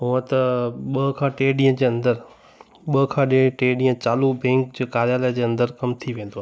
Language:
Sindhi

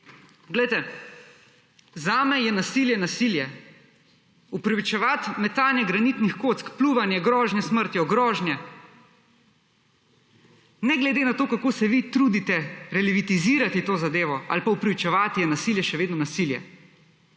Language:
Slovenian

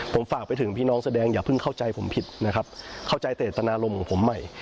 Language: Thai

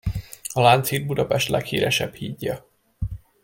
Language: Hungarian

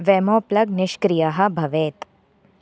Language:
Sanskrit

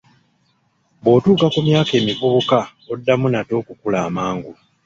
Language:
Ganda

